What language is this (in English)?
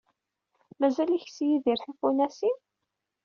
Kabyle